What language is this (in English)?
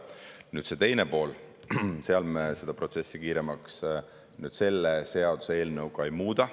Estonian